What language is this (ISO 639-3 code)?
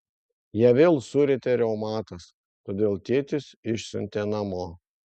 lit